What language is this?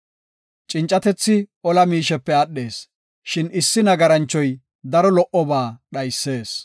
Gofa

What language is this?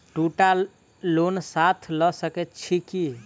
Maithili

